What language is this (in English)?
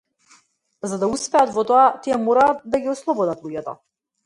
Macedonian